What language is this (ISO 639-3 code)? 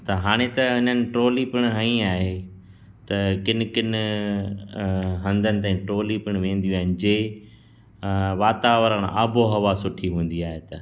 snd